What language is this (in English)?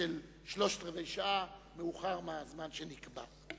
Hebrew